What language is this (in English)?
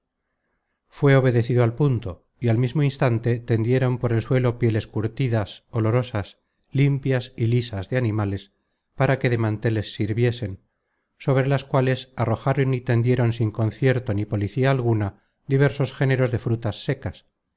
Spanish